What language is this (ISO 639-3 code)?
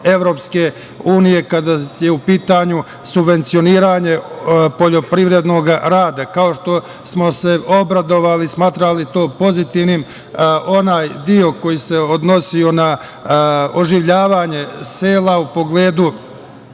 srp